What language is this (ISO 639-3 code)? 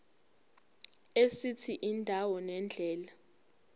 zul